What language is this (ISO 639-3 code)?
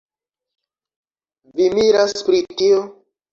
epo